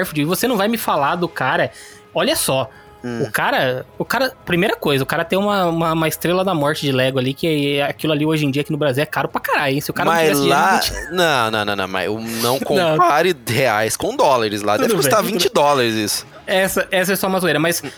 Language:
Portuguese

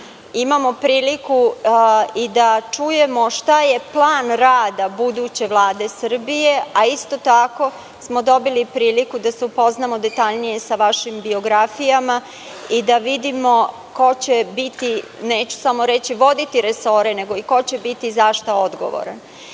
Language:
Serbian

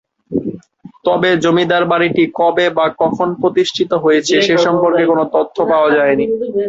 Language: Bangla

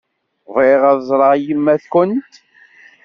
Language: Kabyle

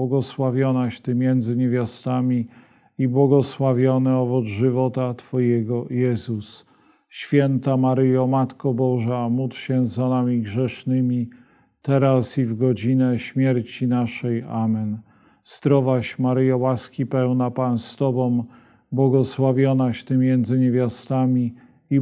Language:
Polish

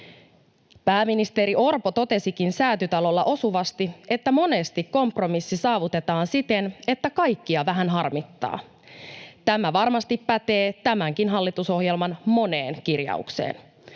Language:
Finnish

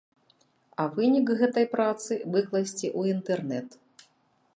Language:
Belarusian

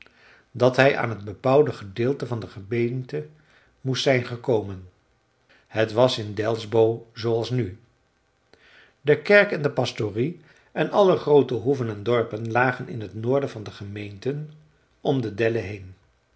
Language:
Dutch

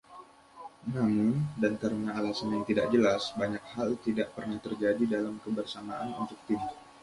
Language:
Indonesian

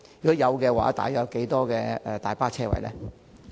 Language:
Cantonese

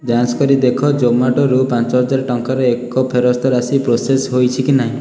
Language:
Odia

